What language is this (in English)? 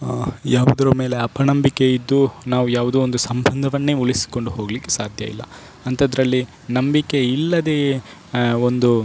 Kannada